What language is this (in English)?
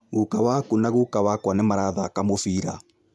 Kikuyu